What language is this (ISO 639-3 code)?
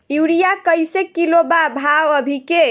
bho